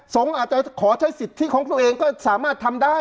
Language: Thai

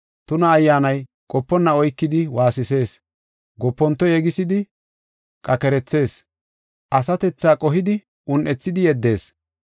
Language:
Gofa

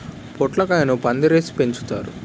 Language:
Telugu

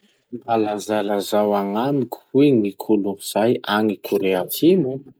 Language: Masikoro Malagasy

